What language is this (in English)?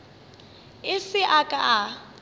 Northern Sotho